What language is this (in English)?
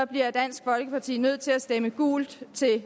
Danish